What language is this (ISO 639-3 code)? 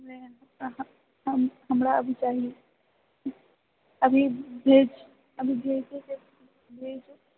mai